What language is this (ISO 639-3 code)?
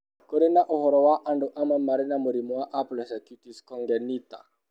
kik